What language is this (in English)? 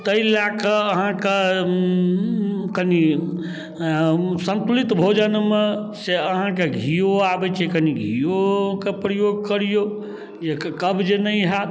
Maithili